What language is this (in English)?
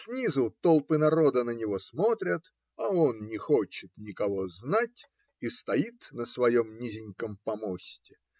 Russian